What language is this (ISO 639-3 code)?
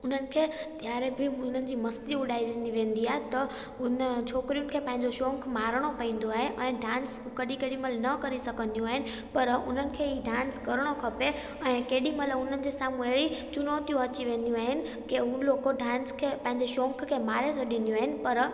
snd